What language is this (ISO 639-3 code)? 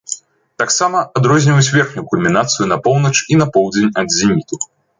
bel